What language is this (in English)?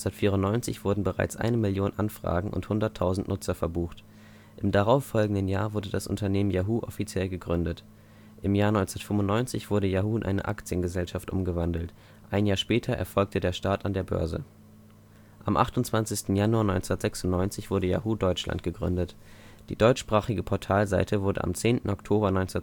German